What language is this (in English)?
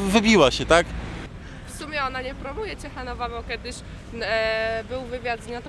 Polish